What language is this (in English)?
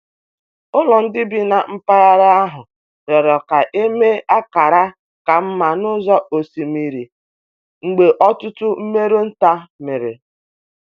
Igbo